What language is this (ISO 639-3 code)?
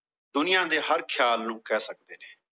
pan